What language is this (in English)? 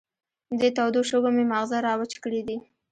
Pashto